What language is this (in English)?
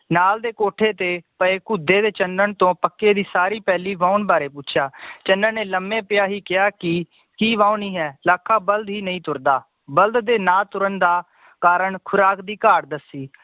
Punjabi